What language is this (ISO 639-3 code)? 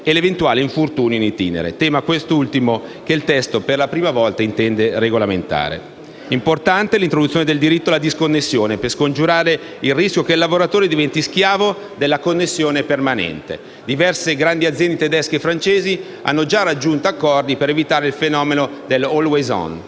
ita